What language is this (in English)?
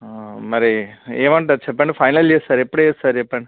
Telugu